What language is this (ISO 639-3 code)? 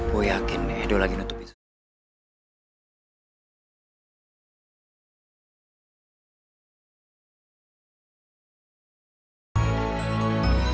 ind